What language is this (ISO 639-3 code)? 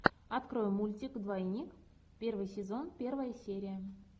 rus